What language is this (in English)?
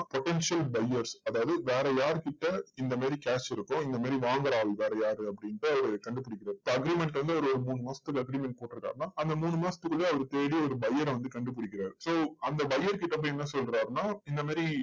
Tamil